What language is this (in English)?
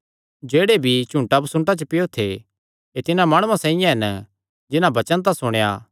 Kangri